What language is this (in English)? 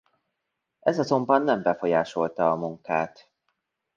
Hungarian